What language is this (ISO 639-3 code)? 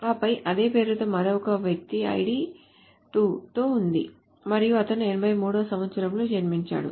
tel